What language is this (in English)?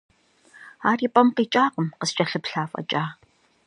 Kabardian